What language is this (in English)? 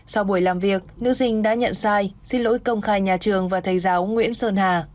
Vietnamese